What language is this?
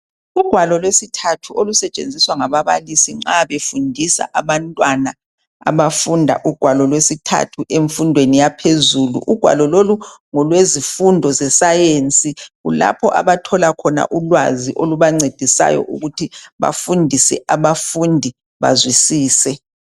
North Ndebele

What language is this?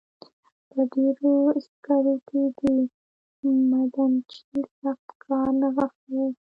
Pashto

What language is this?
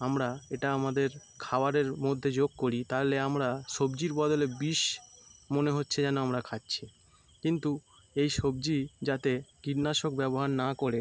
Bangla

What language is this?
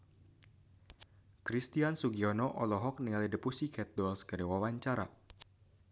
Sundanese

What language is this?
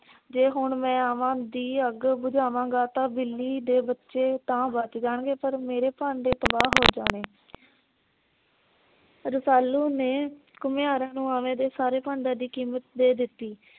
Punjabi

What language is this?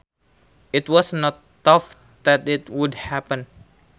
Sundanese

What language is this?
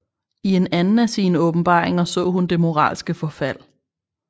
Danish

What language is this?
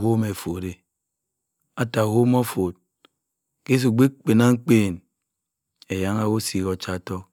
Cross River Mbembe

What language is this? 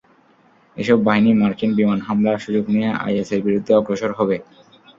Bangla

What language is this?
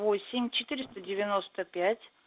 Russian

